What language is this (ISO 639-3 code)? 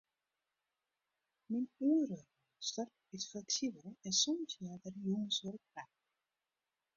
fry